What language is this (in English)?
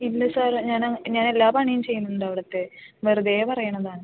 Malayalam